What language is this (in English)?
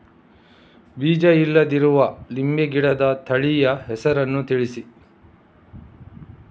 Kannada